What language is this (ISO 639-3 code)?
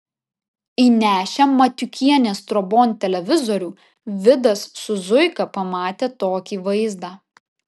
lit